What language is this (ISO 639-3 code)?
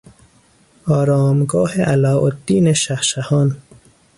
fas